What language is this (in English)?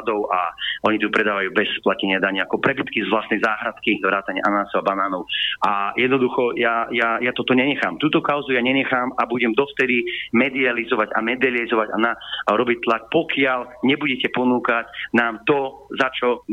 Slovak